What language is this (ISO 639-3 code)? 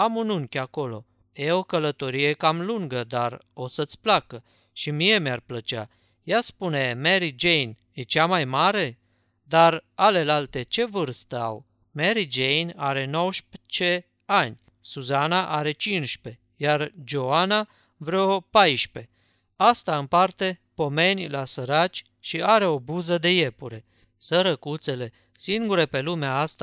ron